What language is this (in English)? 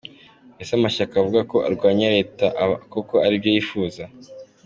Kinyarwanda